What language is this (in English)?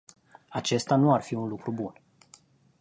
Romanian